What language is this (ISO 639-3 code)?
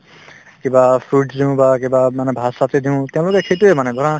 asm